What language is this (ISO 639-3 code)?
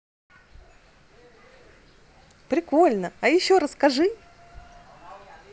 rus